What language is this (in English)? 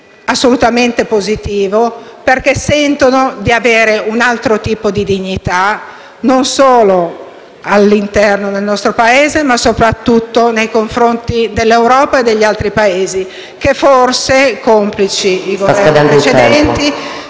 Italian